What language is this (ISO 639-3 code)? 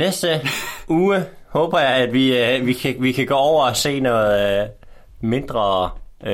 dan